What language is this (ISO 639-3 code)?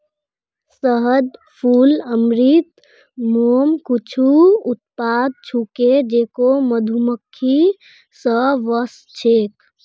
mag